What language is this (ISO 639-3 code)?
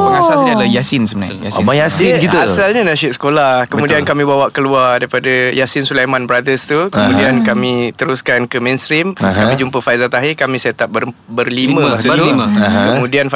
msa